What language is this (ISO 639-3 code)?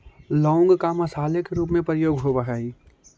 mag